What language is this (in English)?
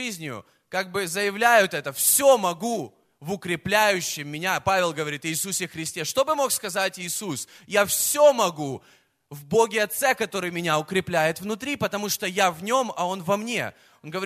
Russian